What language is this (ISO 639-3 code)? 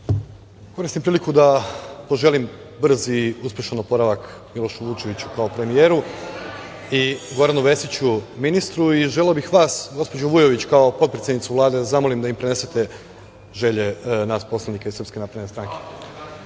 srp